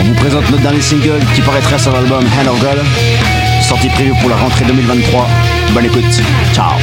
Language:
French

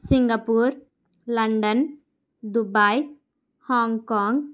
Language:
Telugu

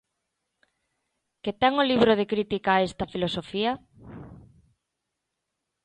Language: Galician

